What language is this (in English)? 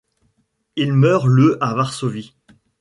French